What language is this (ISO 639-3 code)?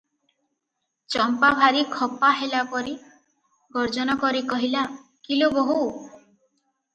ori